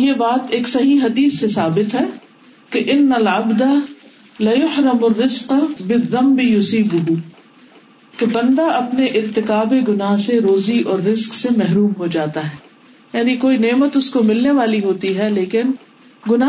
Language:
Urdu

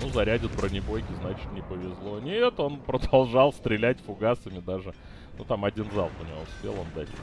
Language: Russian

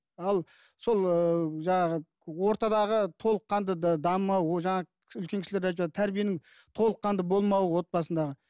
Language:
Kazakh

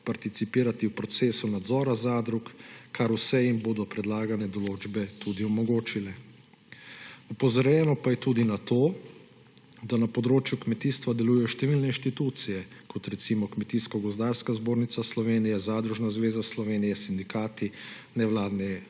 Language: Slovenian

